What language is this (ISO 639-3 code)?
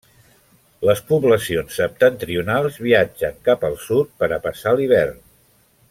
cat